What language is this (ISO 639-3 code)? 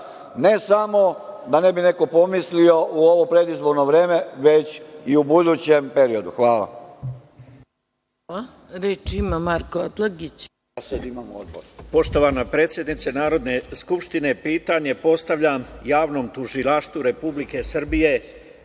srp